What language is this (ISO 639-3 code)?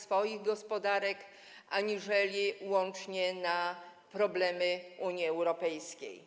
pol